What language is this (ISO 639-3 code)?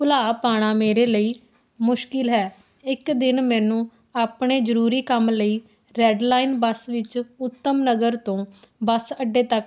pan